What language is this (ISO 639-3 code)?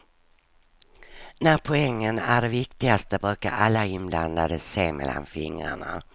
swe